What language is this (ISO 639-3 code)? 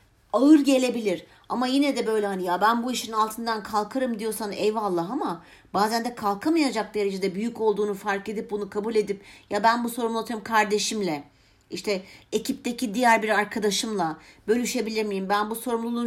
tur